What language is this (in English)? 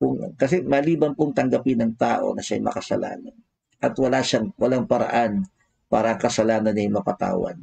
Filipino